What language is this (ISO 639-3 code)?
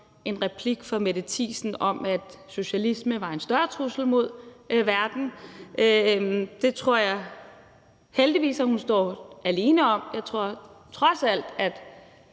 dan